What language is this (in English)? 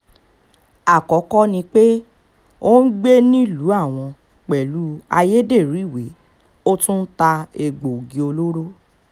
Yoruba